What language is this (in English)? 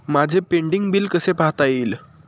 Marathi